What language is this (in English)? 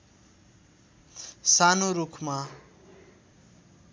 Nepali